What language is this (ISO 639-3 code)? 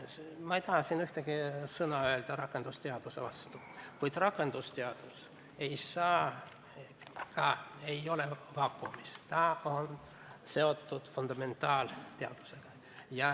est